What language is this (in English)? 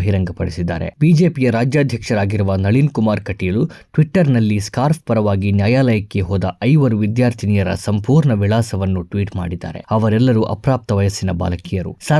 Kannada